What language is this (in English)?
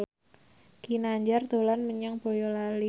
Javanese